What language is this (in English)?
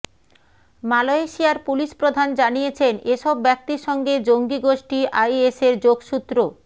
Bangla